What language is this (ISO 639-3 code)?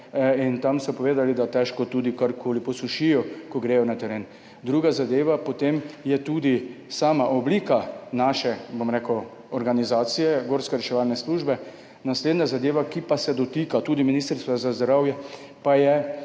slv